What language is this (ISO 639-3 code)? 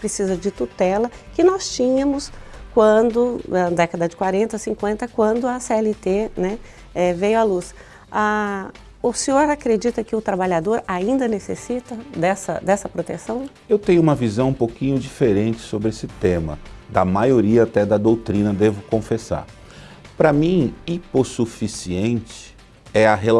por